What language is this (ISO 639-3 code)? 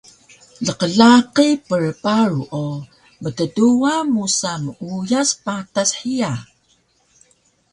trv